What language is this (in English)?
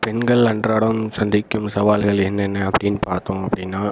Tamil